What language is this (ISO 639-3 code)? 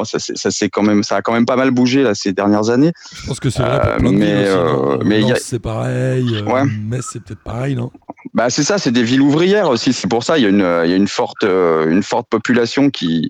fra